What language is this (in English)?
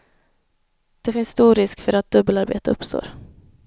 Swedish